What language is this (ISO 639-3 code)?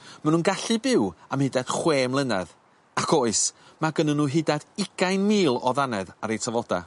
cym